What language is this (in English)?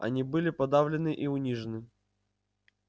Russian